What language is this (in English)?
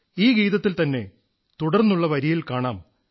Malayalam